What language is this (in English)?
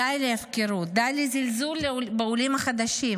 Hebrew